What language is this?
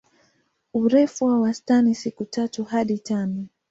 Swahili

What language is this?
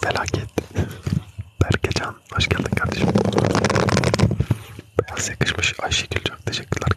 Turkish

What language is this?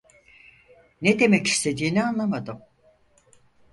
Turkish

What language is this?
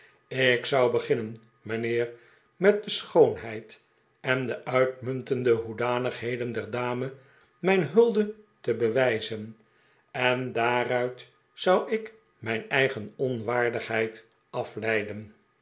Dutch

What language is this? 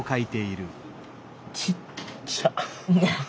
Japanese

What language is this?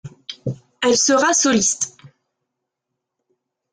French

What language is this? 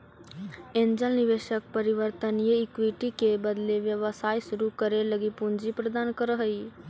Magahi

